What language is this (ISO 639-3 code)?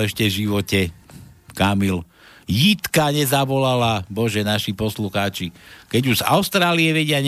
slk